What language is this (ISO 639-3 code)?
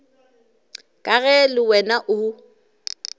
nso